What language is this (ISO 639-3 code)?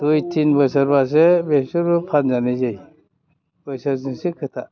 brx